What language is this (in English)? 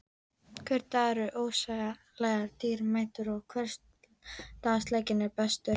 Icelandic